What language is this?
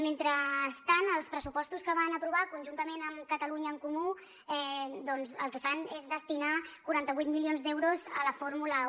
Catalan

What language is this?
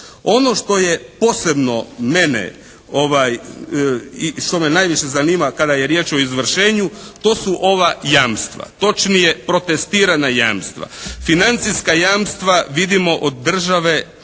Croatian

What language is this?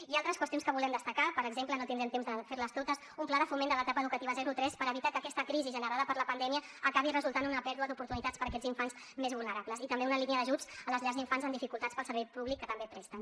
Catalan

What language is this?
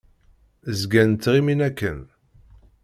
Kabyle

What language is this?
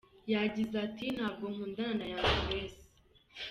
Kinyarwanda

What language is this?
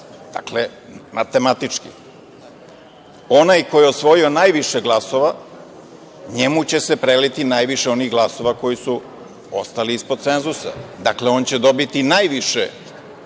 Serbian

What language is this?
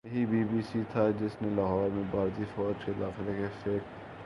Urdu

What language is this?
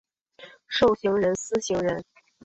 Chinese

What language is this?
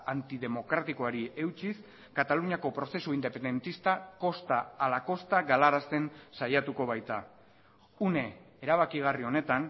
Basque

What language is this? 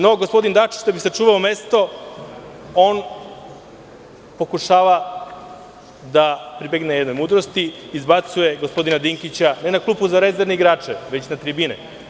Serbian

